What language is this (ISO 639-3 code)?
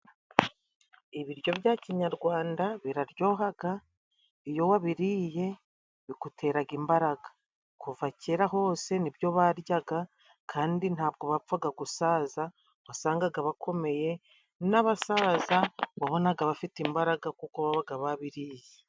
kin